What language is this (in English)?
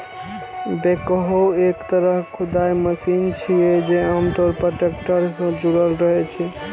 Maithili